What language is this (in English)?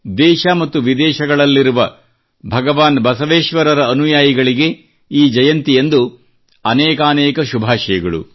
Kannada